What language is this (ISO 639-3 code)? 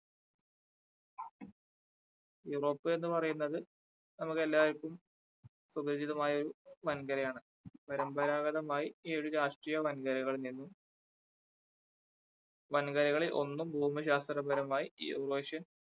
mal